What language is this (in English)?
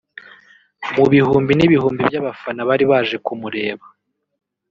Kinyarwanda